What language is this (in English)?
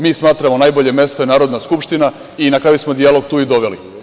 Serbian